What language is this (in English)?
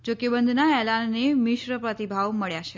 Gujarati